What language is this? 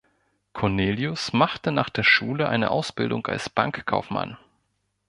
German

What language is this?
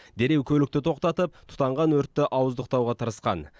Kazakh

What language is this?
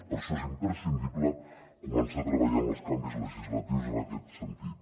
Catalan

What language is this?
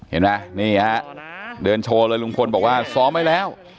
Thai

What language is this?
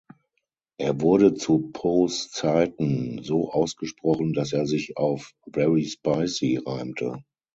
German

